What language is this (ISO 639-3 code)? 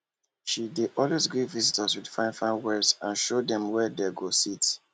pcm